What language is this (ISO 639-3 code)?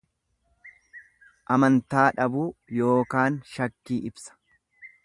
orm